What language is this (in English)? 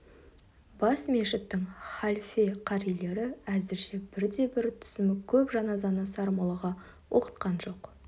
Kazakh